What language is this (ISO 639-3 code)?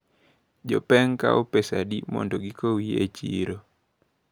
luo